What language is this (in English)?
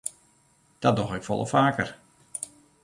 Western Frisian